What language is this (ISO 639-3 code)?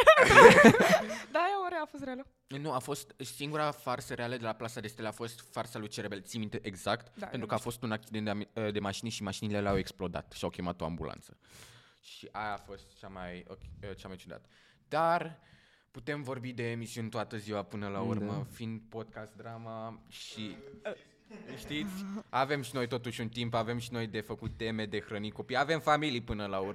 ron